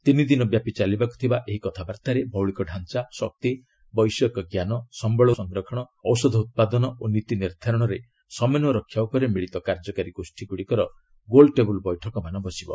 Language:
Odia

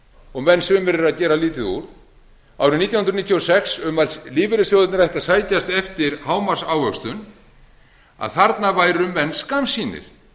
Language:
Icelandic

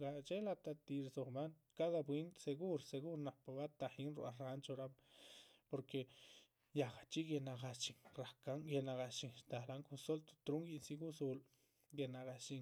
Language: Chichicapan Zapotec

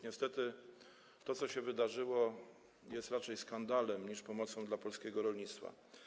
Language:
Polish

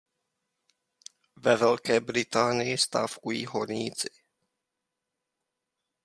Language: Czech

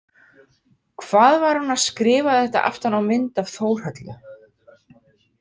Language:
Icelandic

